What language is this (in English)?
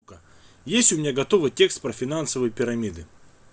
Russian